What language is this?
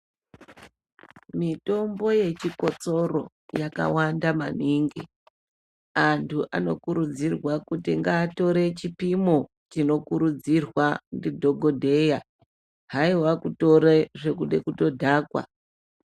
Ndau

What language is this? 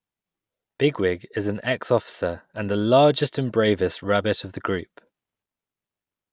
English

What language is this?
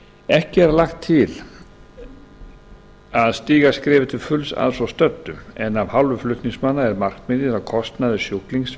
Icelandic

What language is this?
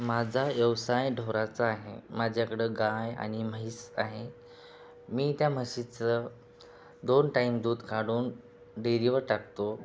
Marathi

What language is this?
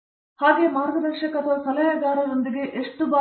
Kannada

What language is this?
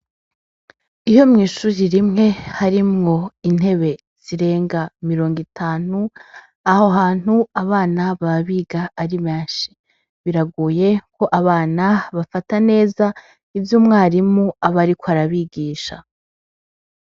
Rundi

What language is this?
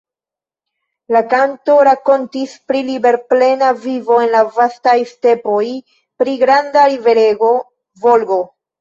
Esperanto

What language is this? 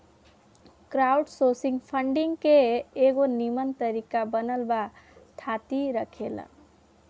Bhojpuri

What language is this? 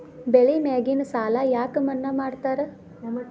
Kannada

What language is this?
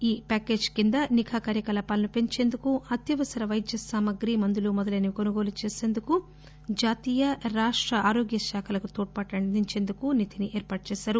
Telugu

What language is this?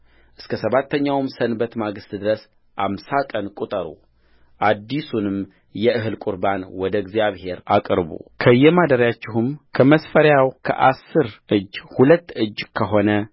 Amharic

